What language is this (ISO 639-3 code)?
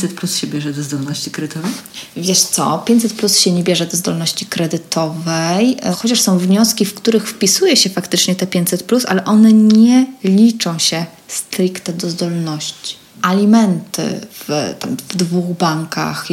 pol